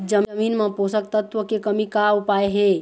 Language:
Chhattisgarhi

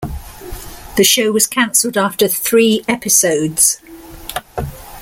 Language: English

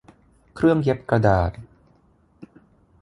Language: Thai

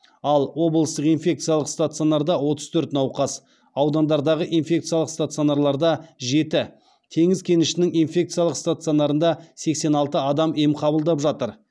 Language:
Kazakh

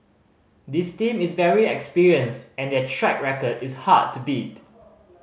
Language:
English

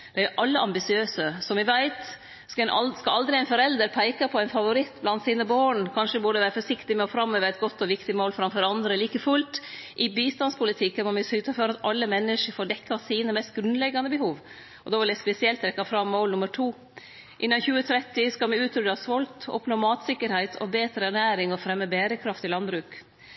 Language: Norwegian Nynorsk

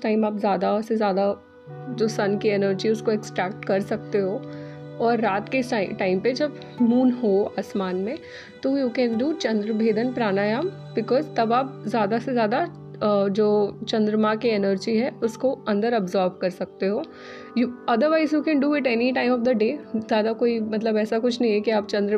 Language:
Hindi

